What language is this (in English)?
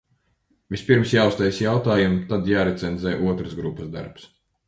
Latvian